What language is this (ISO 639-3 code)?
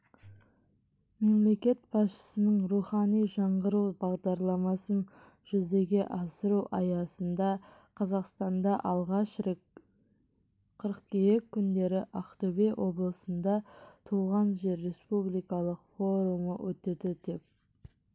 kaz